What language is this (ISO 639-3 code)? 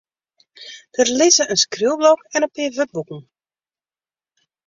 fry